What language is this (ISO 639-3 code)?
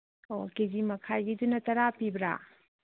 mni